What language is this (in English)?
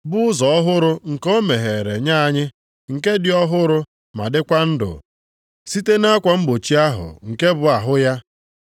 Igbo